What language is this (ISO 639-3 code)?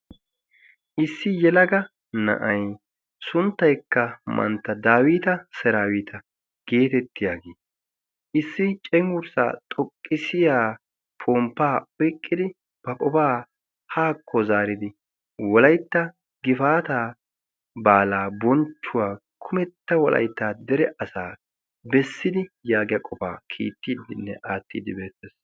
wal